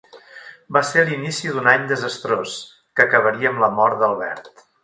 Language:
Catalan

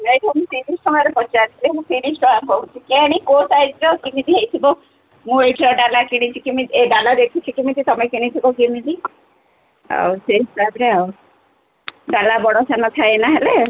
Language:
Odia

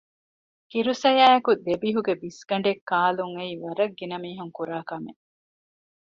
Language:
Divehi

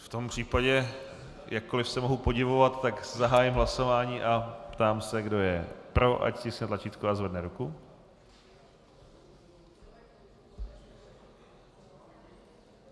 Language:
Czech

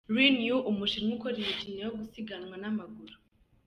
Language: Kinyarwanda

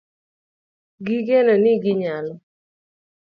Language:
Luo (Kenya and Tanzania)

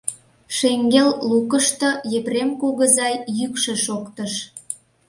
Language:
Mari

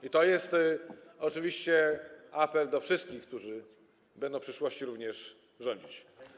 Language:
Polish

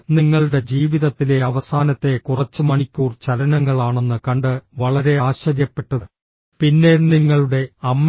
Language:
Malayalam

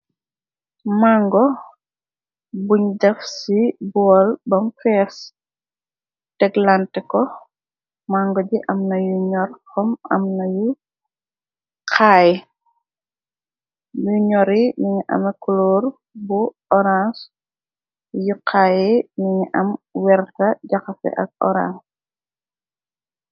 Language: Wolof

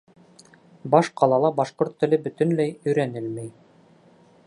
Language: Bashkir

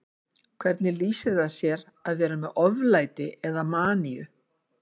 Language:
Icelandic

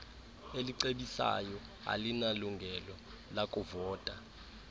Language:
Xhosa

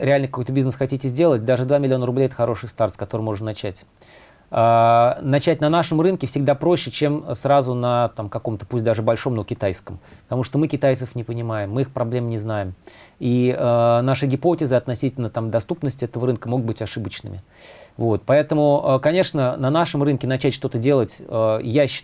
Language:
Russian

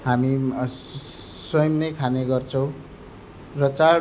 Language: Nepali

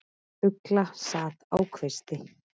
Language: Icelandic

